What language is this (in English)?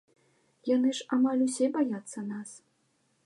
Belarusian